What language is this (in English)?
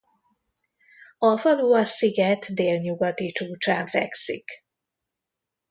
Hungarian